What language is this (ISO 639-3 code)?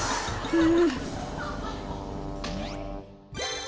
jpn